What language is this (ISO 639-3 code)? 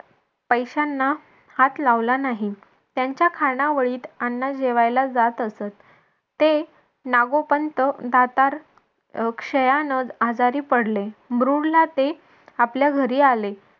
mar